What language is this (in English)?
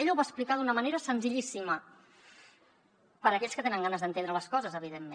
Catalan